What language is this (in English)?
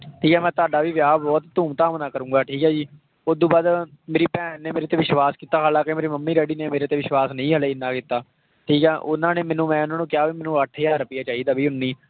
Punjabi